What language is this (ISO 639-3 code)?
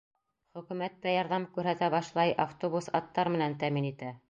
bak